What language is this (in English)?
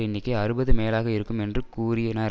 Tamil